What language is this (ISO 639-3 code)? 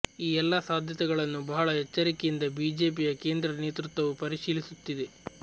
kan